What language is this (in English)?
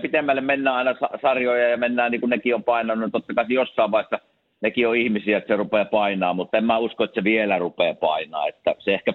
Finnish